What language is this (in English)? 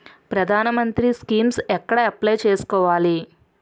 Telugu